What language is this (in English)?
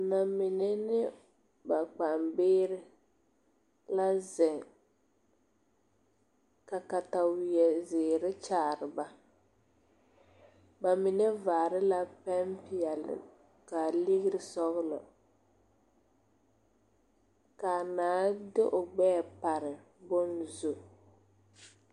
Southern Dagaare